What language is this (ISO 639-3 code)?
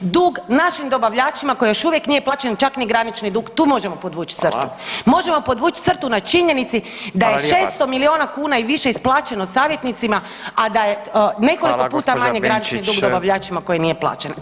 hrv